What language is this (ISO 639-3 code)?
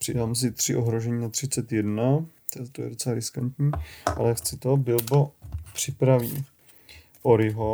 ces